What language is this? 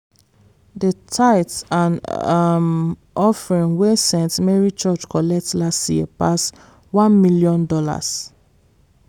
Nigerian Pidgin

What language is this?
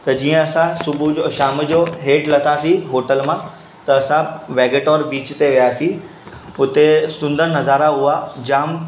Sindhi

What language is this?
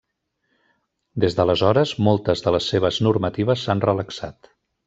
Catalan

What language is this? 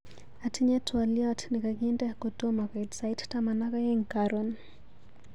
Kalenjin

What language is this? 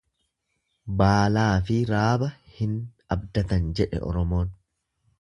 Oromo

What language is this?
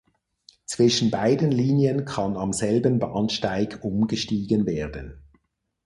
German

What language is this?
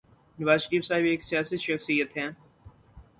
Urdu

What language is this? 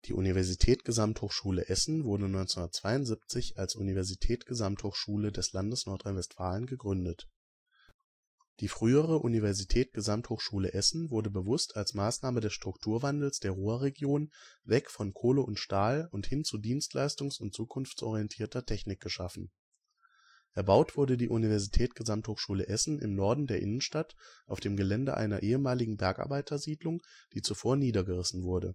German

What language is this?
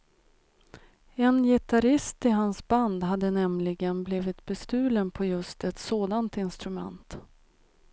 Swedish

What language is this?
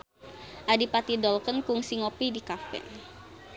Sundanese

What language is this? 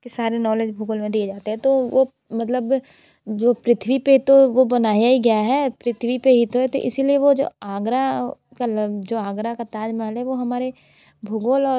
Hindi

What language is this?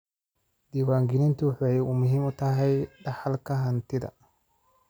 Somali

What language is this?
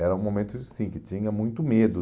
Portuguese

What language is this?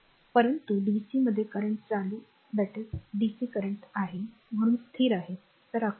Marathi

